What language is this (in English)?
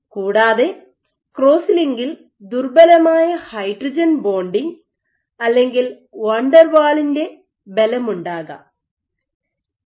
Malayalam